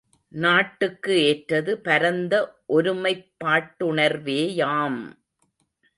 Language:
Tamil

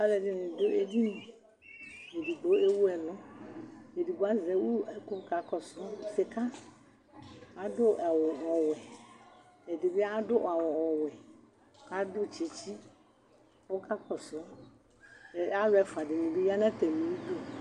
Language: Ikposo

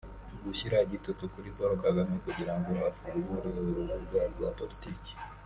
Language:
Kinyarwanda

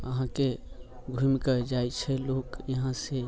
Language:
Maithili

